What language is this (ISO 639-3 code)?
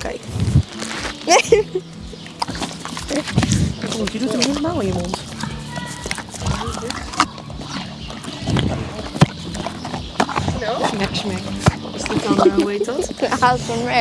nld